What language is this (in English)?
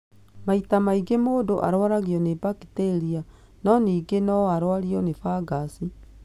Kikuyu